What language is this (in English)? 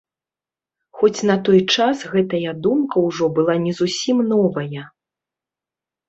Belarusian